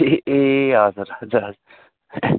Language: Nepali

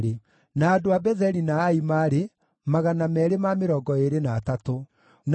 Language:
Kikuyu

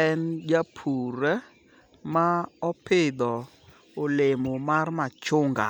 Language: Luo (Kenya and Tanzania)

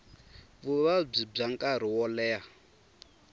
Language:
Tsonga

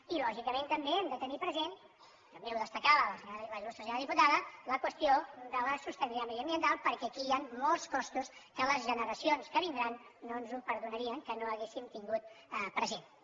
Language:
Catalan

